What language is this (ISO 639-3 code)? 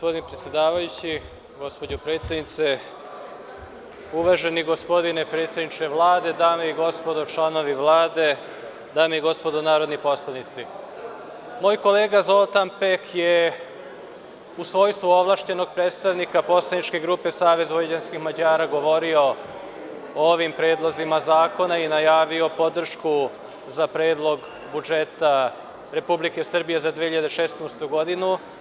srp